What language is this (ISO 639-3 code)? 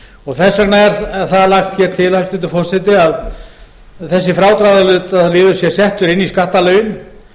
isl